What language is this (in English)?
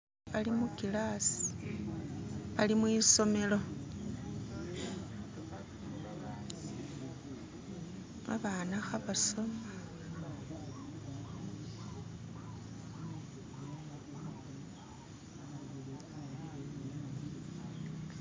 Masaaba